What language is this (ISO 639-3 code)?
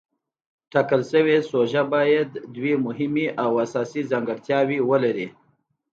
pus